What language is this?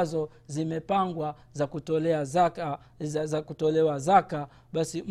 Swahili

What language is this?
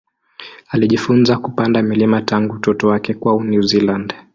Swahili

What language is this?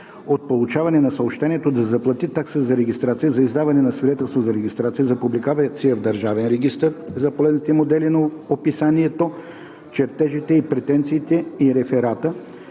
Bulgarian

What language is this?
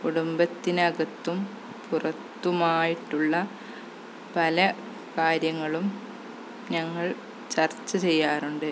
Malayalam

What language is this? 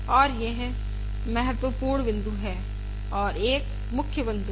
Hindi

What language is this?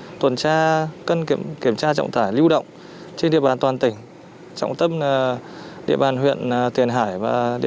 Vietnamese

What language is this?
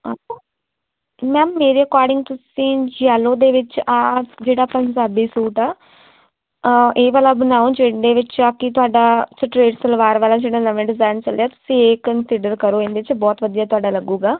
Punjabi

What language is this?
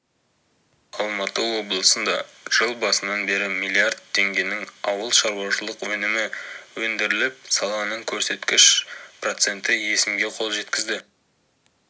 Kazakh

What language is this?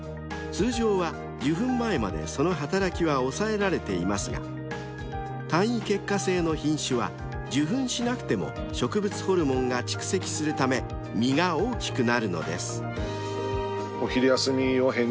Japanese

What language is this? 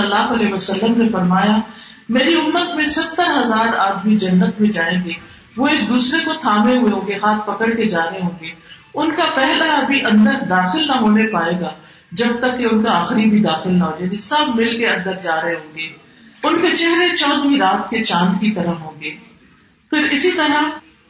Urdu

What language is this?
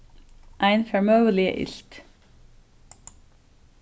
Faroese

